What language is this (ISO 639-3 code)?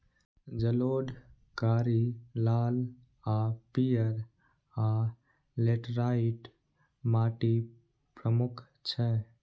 mai